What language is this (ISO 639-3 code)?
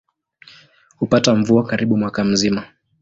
swa